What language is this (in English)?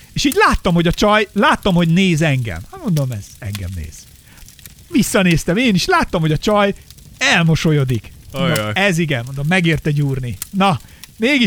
Hungarian